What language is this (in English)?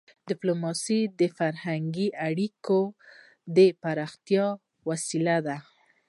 Pashto